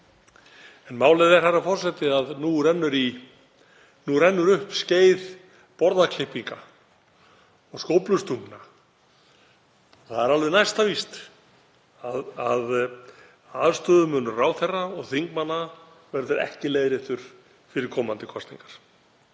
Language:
Icelandic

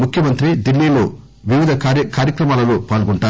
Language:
Telugu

